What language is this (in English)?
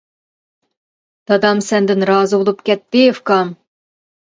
Uyghur